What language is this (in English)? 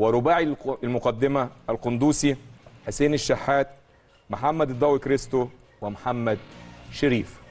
Arabic